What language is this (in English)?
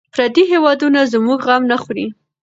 Pashto